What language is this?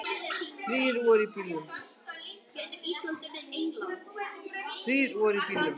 Icelandic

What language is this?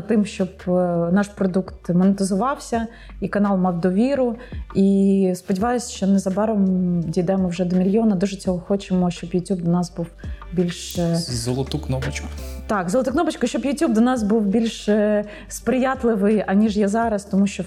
Ukrainian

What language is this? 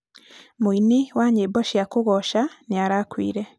Kikuyu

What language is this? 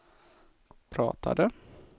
Swedish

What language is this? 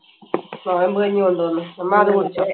Malayalam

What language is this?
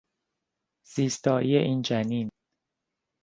Persian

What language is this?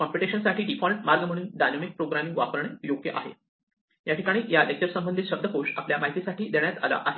Marathi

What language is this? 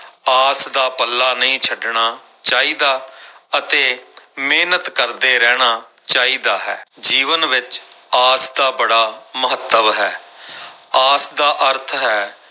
Punjabi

